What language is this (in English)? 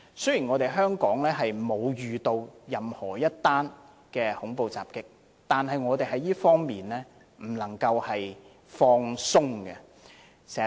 Cantonese